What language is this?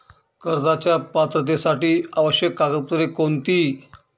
Marathi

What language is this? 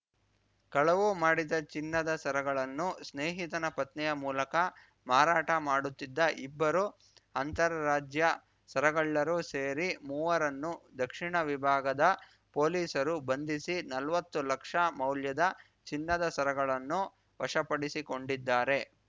Kannada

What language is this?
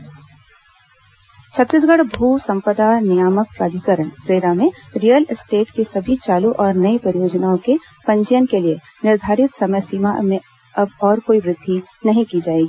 Hindi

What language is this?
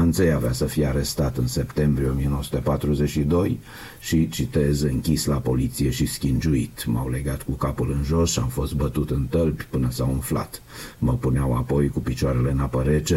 Romanian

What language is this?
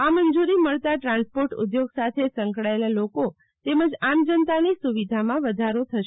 Gujarati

